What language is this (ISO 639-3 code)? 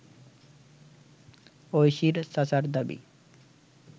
ben